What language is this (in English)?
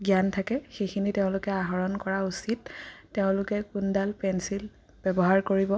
Assamese